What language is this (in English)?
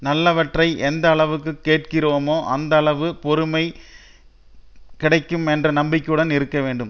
Tamil